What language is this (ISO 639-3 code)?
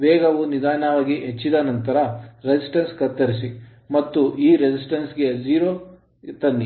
kan